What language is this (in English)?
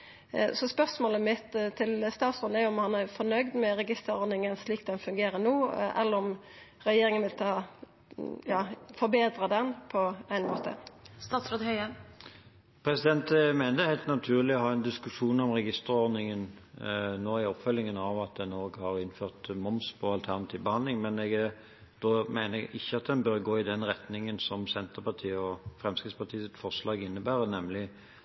Norwegian